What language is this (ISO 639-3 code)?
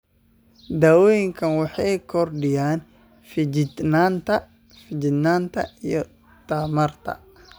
som